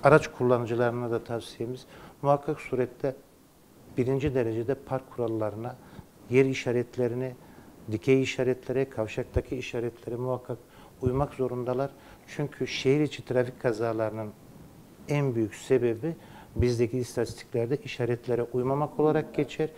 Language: Turkish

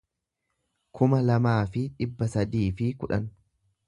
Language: Oromo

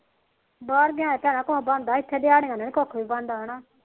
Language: Punjabi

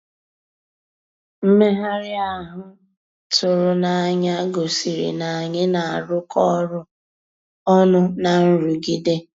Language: Igbo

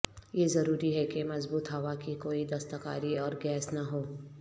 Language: Urdu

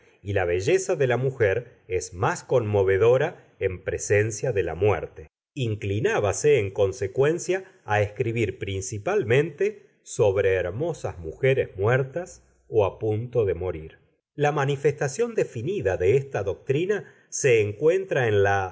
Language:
Spanish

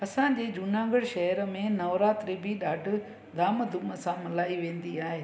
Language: Sindhi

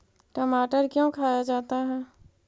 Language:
Magahi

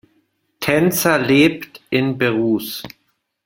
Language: German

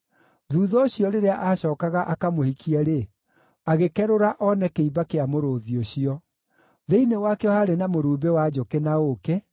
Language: Kikuyu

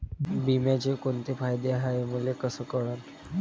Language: Marathi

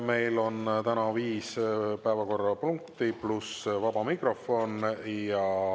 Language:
Estonian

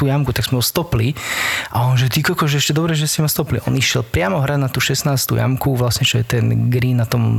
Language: Slovak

